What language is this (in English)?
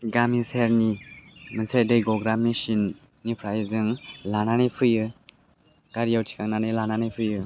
Bodo